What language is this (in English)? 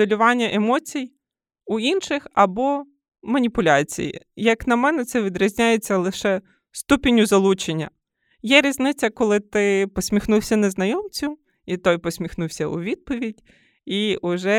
Ukrainian